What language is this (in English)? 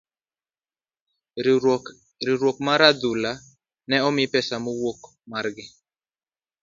Luo (Kenya and Tanzania)